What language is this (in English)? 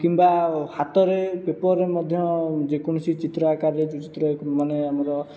Odia